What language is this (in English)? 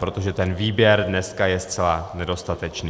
Czech